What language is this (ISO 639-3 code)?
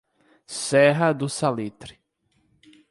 por